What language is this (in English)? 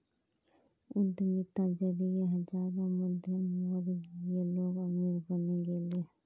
Magahi